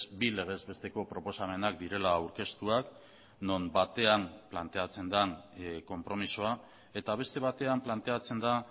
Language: Basque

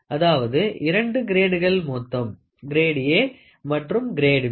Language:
Tamil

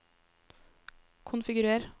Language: Norwegian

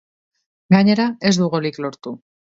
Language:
Basque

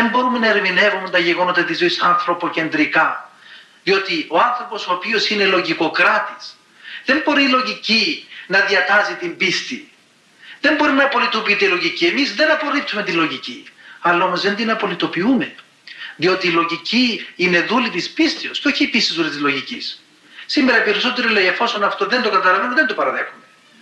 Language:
Greek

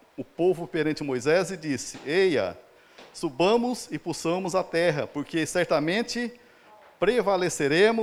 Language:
Portuguese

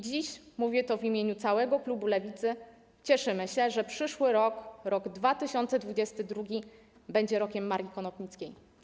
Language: Polish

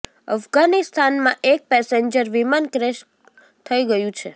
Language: Gujarati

